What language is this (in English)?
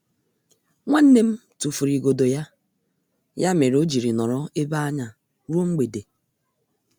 Igbo